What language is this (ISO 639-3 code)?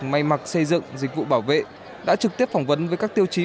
vie